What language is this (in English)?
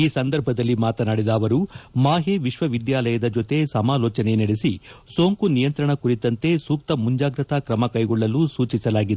Kannada